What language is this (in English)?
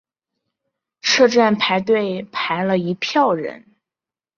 Chinese